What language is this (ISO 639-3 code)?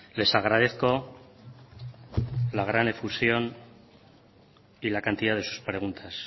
spa